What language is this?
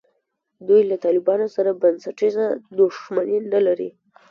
Pashto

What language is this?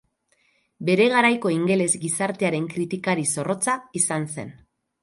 Basque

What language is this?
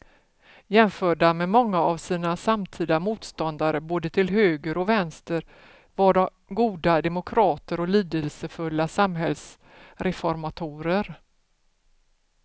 Swedish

